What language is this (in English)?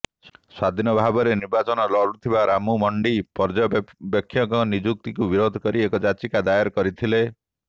Odia